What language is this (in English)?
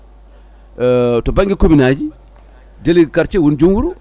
Fula